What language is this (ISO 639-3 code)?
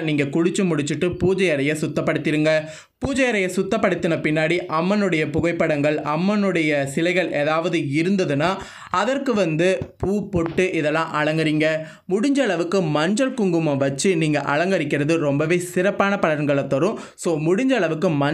eng